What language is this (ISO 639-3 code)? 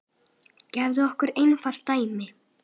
isl